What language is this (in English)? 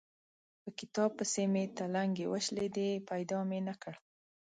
Pashto